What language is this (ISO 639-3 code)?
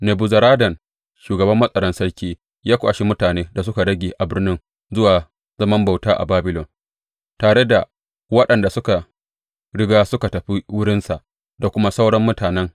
hau